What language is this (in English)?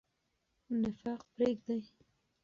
Pashto